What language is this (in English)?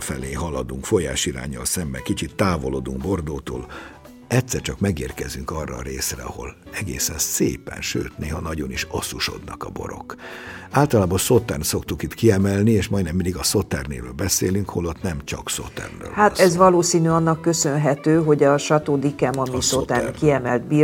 Hungarian